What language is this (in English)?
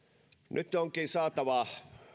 Finnish